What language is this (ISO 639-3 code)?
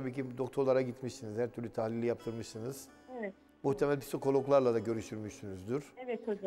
tur